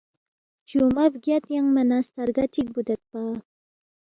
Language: Balti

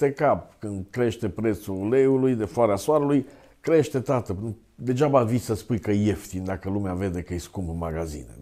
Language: Romanian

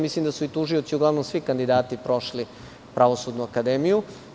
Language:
Serbian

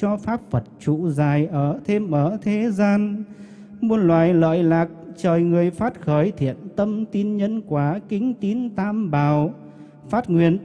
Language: Vietnamese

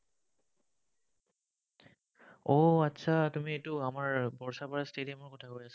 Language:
Assamese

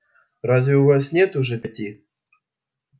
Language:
Russian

